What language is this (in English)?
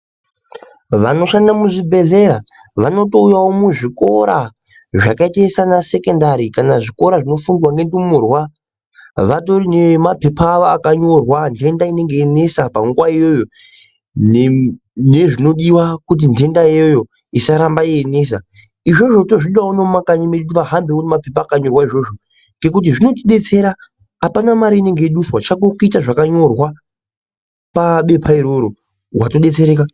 Ndau